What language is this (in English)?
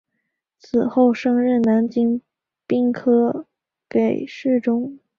Chinese